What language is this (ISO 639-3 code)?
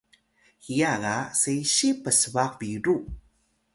tay